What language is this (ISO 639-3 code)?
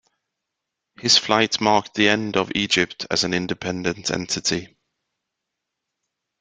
eng